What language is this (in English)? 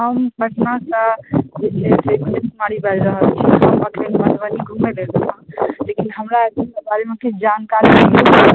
Maithili